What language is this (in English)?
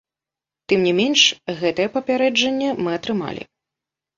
Belarusian